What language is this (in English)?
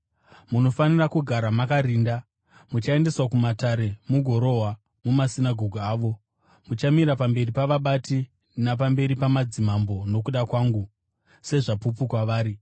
Shona